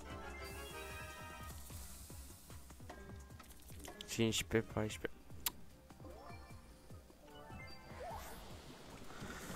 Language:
Romanian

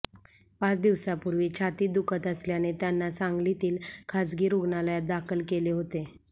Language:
Marathi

